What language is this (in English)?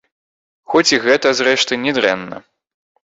Belarusian